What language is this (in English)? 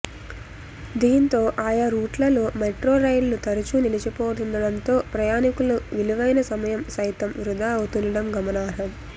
Telugu